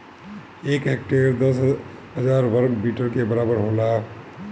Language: Bhojpuri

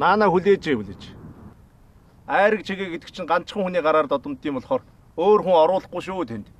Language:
Korean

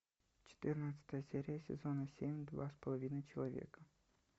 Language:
Russian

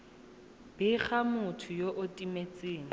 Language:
Tswana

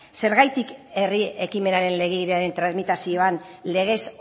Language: Basque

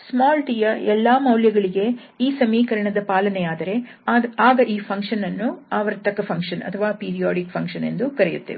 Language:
Kannada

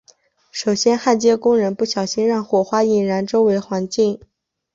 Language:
Chinese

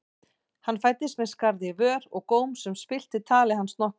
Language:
Icelandic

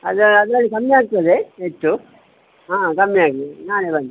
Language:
Kannada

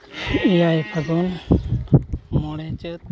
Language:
Santali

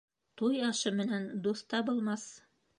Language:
Bashkir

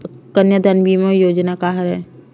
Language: Chhattisgarhi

